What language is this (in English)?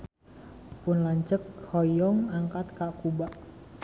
Sundanese